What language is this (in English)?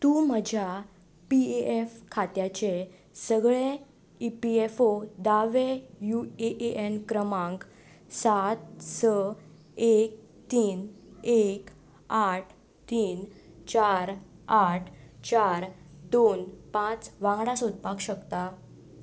Konkani